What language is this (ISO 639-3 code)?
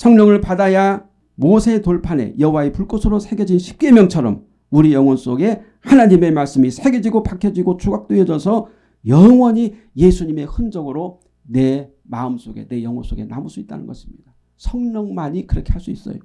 kor